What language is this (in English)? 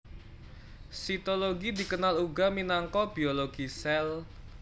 Javanese